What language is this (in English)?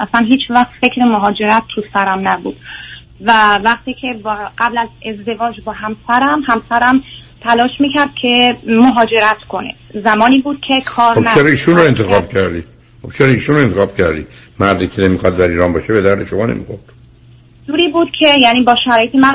Persian